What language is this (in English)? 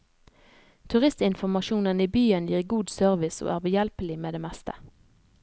Norwegian